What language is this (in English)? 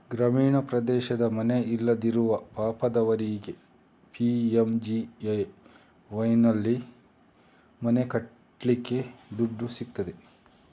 Kannada